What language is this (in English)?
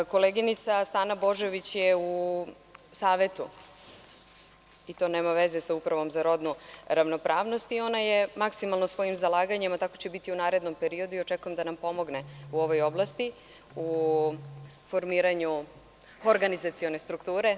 Serbian